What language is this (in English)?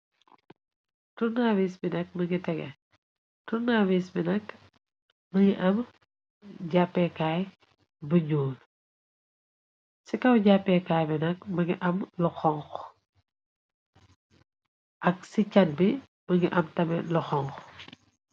Wolof